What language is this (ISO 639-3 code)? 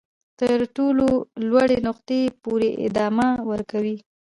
pus